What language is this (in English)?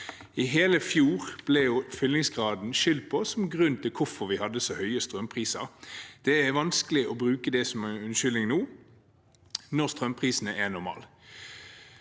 Norwegian